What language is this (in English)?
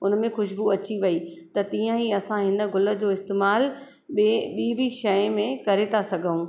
Sindhi